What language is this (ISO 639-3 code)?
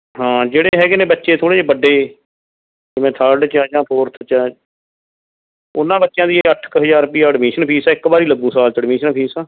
pan